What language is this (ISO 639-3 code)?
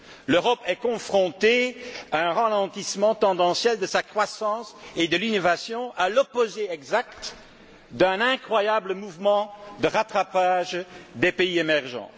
fra